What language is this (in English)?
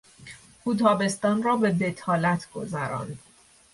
Persian